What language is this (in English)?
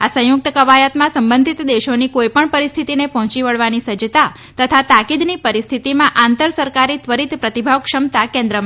Gujarati